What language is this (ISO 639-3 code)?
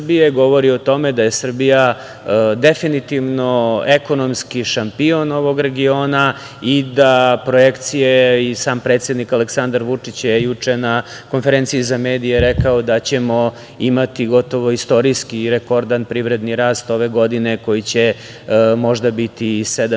srp